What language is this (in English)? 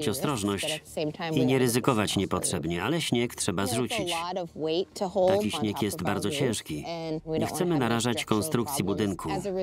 Polish